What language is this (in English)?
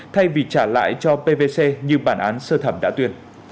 Vietnamese